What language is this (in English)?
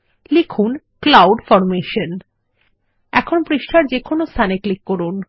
Bangla